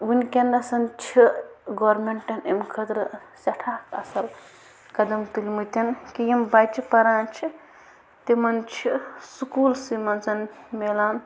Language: Kashmiri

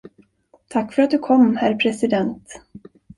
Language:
Swedish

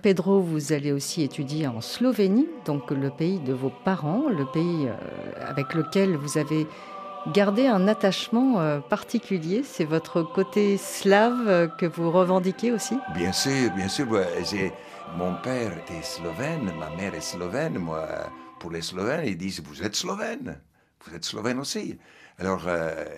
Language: French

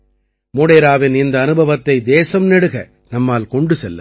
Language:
Tamil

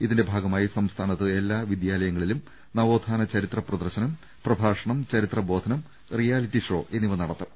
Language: Malayalam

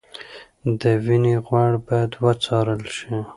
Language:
Pashto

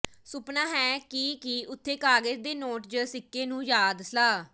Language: Punjabi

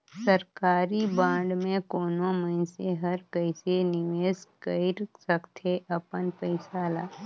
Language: Chhattisgarhi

